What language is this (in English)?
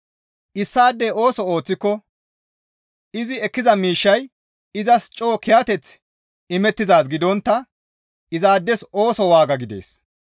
Gamo